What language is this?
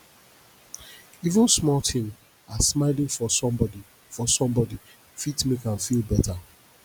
Nigerian Pidgin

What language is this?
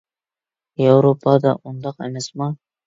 Uyghur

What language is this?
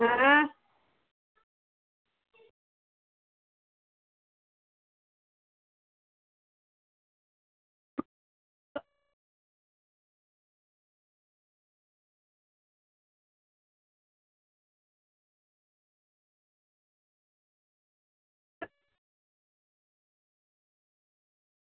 Dogri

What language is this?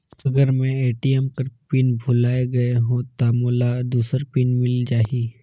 Chhattisgarhi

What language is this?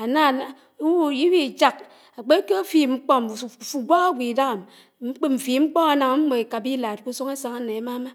Anaang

